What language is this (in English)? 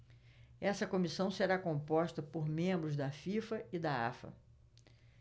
Portuguese